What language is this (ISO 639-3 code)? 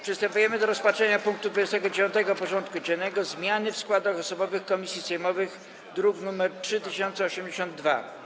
pol